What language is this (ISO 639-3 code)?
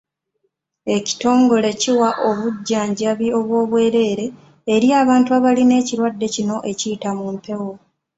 lug